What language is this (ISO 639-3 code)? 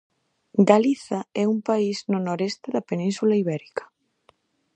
glg